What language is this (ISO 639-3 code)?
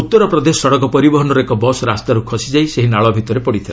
ori